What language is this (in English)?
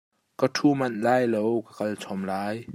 Hakha Chin